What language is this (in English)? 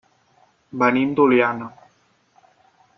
Catalan